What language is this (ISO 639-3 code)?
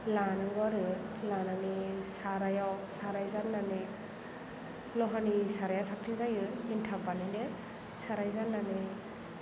brx